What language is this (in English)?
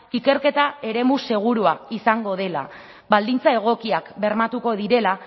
Basque